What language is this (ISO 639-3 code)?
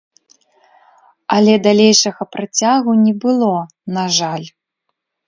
bel